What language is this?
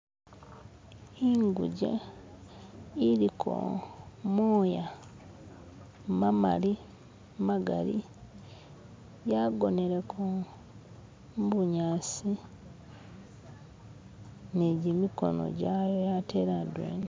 Masaaba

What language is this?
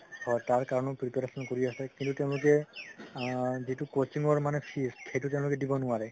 Assamese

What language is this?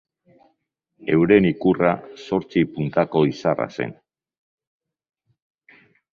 Basque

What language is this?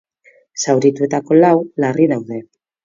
Basque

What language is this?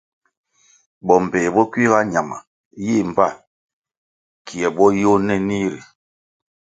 Kwasio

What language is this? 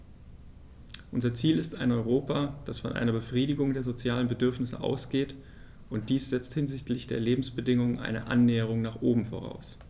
German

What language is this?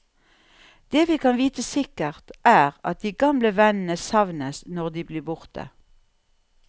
Norwegian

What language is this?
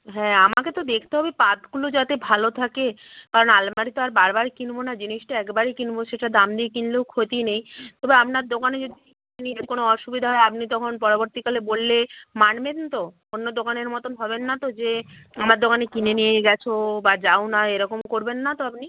Bangla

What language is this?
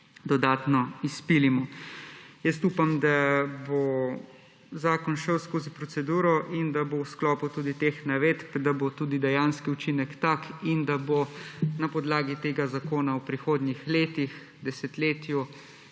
Slovenian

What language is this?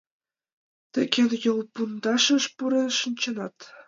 Mari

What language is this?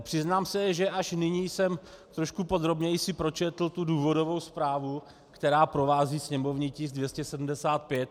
Czech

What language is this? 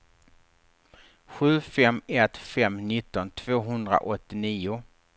Swedish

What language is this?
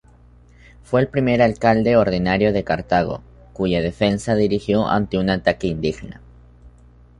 Spanish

